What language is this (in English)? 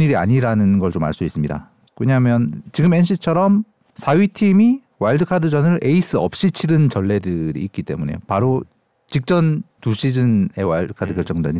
Korean